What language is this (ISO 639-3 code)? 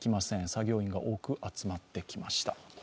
jpn